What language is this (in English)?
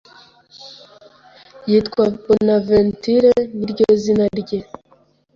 Kinyarwanda